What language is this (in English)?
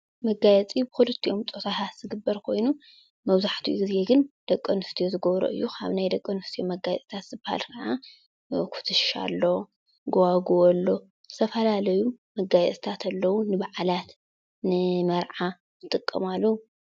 Tigrinya